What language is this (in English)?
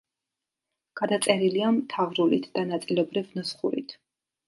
Georgian